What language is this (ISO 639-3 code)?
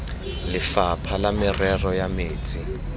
tsn